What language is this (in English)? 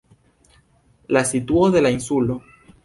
Esperanto